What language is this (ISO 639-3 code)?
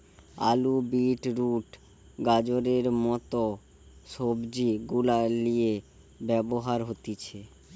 ben